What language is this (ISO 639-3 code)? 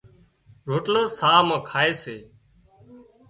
kxp